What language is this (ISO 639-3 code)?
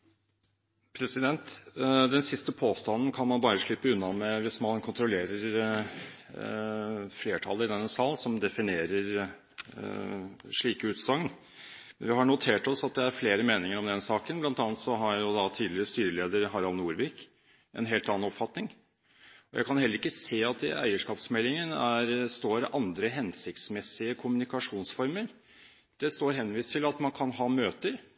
nob